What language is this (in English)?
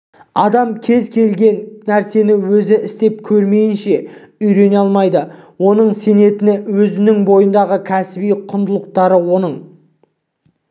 Kazakh